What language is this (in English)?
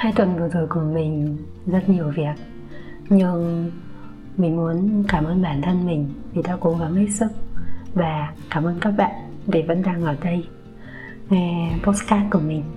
Vietnamese